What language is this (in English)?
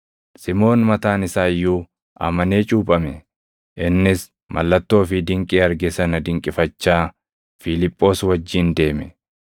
Oromo